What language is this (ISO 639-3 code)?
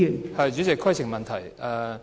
yue